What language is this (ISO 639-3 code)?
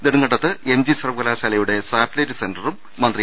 mal